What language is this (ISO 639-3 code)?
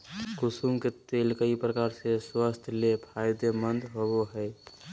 mag